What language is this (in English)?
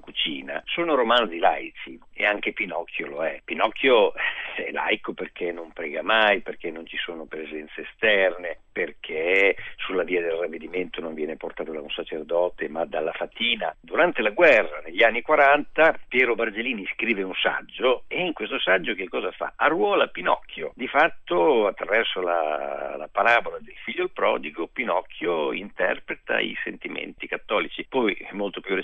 Italian